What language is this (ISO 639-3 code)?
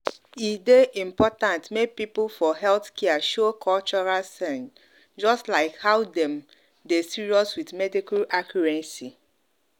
pcm